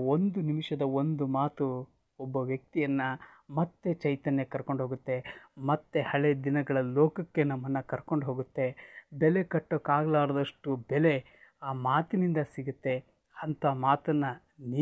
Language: Kannada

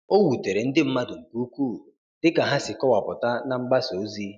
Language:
Igbo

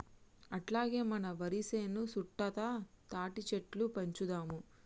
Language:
Telugu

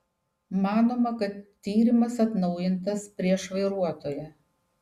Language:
Lithuanian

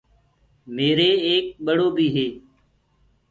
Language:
Gurgula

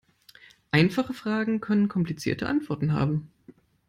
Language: German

